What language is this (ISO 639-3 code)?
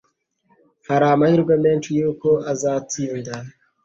kin